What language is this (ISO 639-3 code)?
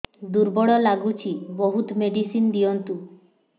ori